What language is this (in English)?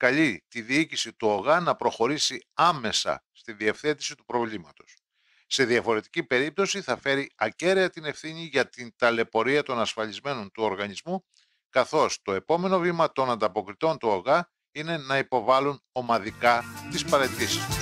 Greek